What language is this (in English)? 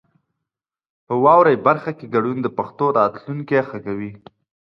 Pashto